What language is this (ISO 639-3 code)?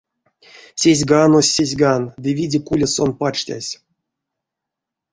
myv